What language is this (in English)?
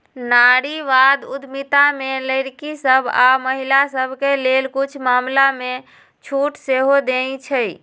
Magahi